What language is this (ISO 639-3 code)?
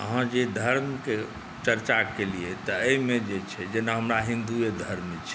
mai